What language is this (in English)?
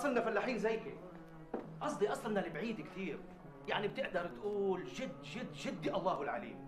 Arabic